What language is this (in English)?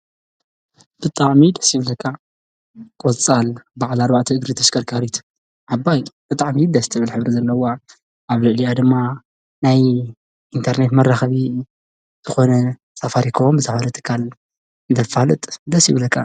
Tigrinya